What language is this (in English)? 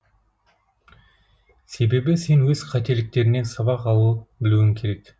Kazakh